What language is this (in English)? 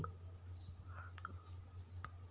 Telugu